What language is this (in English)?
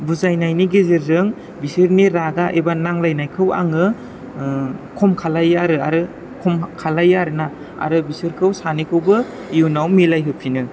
Bodo